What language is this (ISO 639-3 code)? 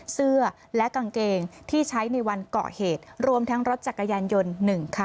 tha